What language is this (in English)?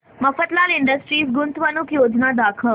Marathi